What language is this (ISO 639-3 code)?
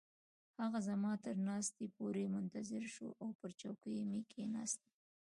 pus